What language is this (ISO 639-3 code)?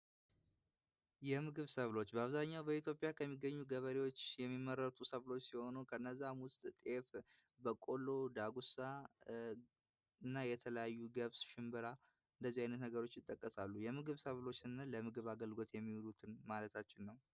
amh